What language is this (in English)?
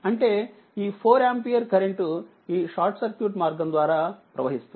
Telugu